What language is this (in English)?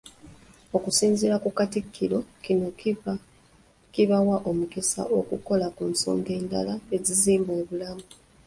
Ganda